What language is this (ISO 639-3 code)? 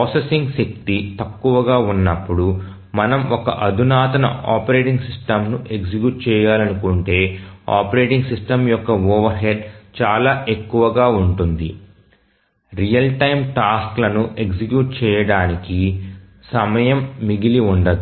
tel